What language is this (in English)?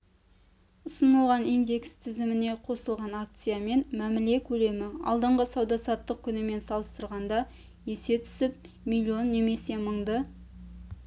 Kazakh